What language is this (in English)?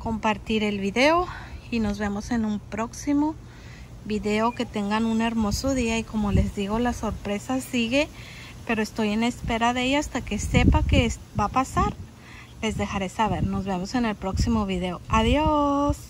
Spanish